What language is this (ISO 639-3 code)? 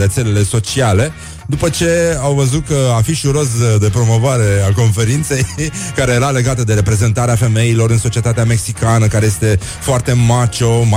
ron